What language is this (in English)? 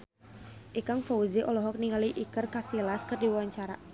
Sundanese